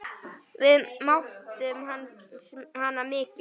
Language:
Icelandic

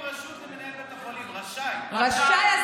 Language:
Hebrew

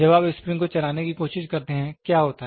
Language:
Hindi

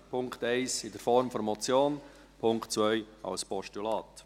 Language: Swiss German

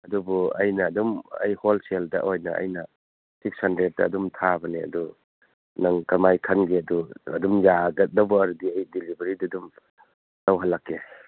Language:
Manipuri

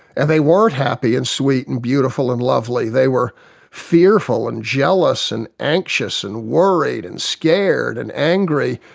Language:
English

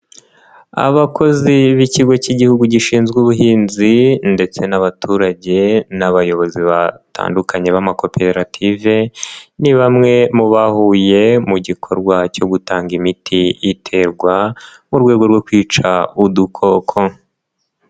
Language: Kinyarwanda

